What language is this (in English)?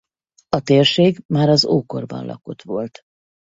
Hungarian